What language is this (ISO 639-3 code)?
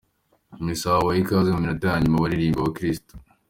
kin